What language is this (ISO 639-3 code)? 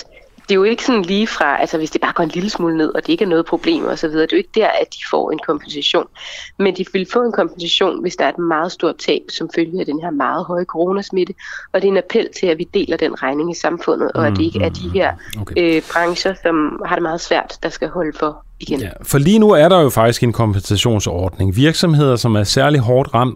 dan